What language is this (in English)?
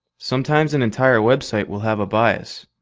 English